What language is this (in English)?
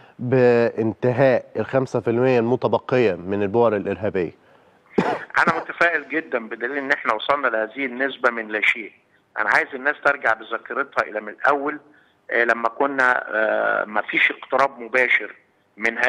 Arabic